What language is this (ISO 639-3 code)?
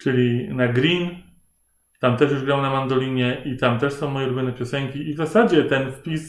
pol